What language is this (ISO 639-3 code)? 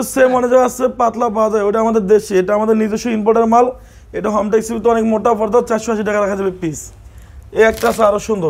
ara